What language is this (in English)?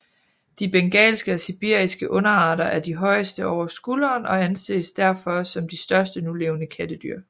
Danish